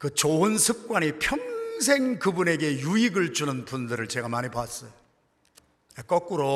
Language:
Korean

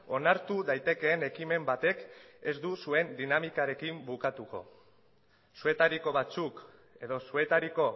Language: Basque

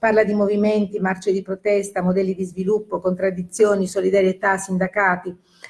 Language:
Italian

